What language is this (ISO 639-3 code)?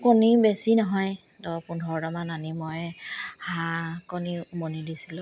asm